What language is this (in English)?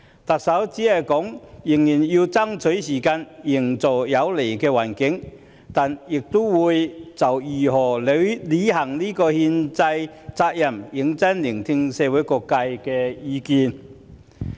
Cantonese